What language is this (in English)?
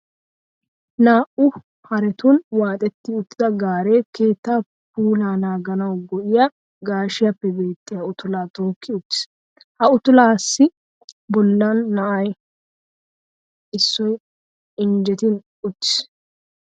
Wolaytta